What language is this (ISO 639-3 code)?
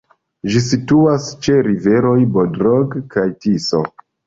epo